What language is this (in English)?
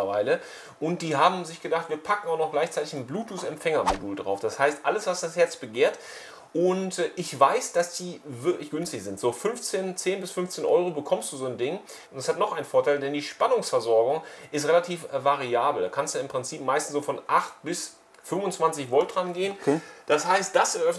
German